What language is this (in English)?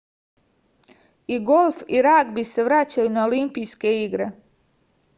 Serbian